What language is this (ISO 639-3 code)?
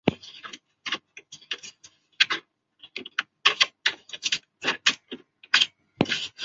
zho